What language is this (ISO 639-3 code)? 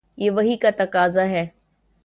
urd